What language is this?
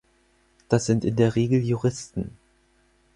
German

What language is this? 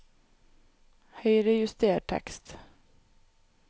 Norwegian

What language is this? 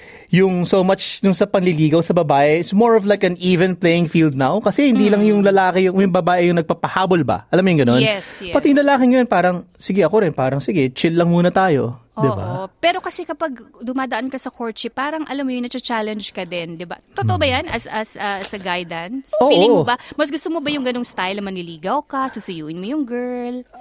Filipino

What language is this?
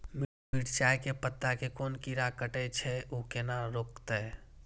Maithili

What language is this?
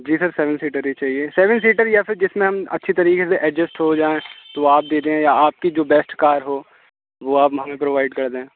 Urdu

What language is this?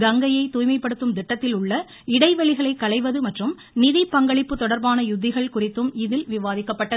Tamil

